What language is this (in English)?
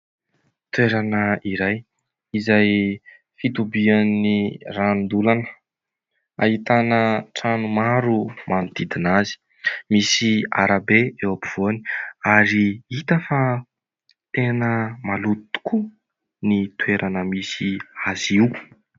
Malagasy